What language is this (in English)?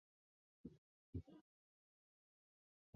Chinese